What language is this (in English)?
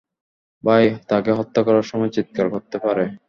Bangla